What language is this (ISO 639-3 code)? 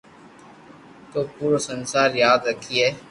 lrk